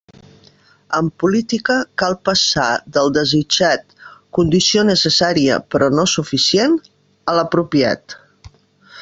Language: Catalan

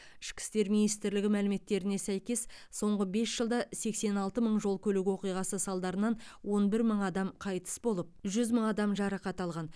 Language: Kazakh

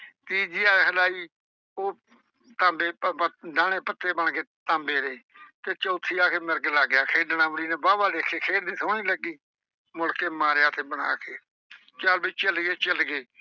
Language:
Punjabi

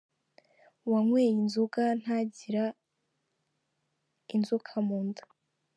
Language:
Kinyarwanda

